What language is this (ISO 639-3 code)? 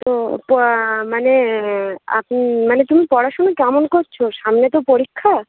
ben